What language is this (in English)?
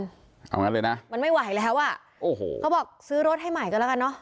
Thai